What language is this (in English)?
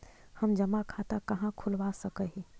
Magahi